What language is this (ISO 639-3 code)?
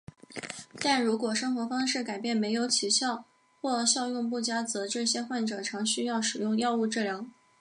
zho